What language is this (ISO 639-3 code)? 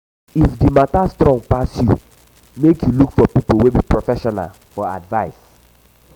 pcm